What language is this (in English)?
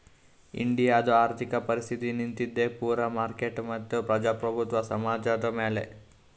Kannada